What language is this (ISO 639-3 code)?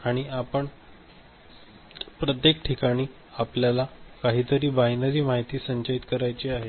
mar